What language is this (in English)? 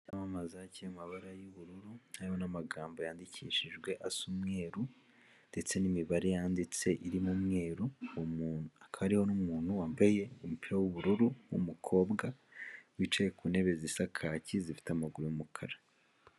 Kinyarwanda